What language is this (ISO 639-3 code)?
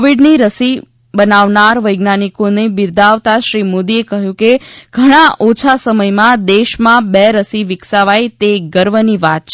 guj